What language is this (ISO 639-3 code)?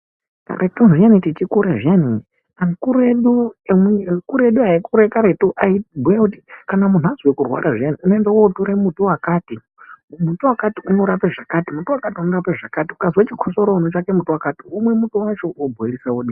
ndc